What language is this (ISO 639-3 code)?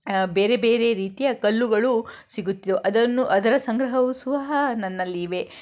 kan